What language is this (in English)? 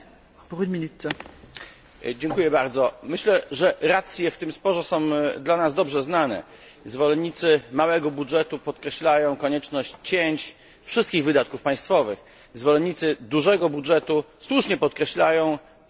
Polish